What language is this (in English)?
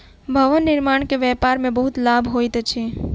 Maithili